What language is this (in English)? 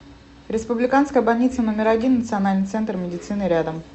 Russian